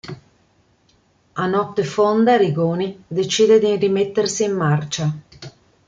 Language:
Italian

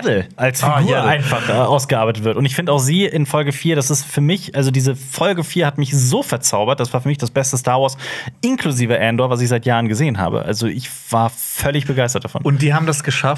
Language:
German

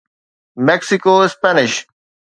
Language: Sindhi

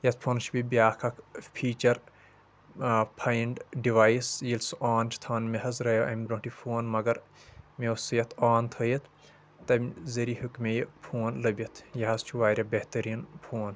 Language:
Kashmiri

